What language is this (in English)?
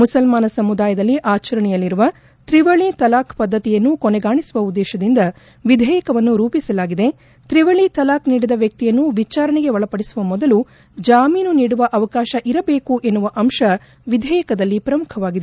Kannada